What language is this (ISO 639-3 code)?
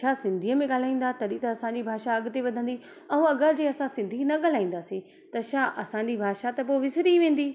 snd